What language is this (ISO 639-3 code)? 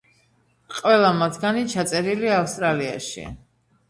kat